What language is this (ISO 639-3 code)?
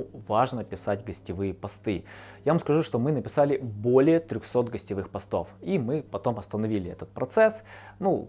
rus